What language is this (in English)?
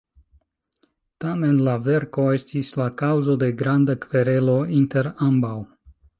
Esperanto